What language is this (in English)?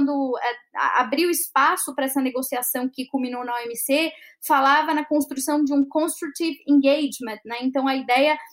Portuguese